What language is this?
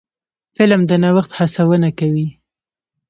Pashto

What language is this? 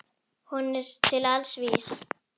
Icelandic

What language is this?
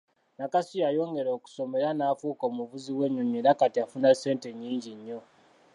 Ganda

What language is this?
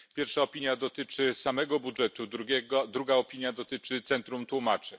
Polish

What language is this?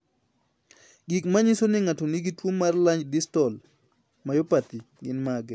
Luo (Kenya and Tanzania)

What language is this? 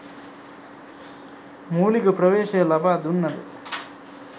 Sinhala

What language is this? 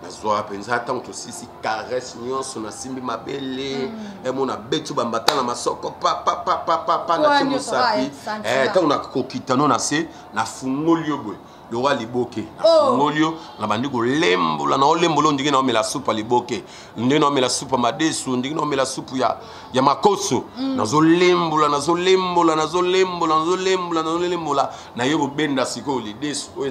French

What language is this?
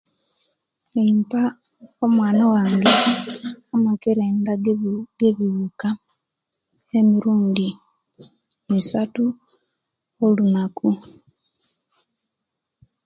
Kenyi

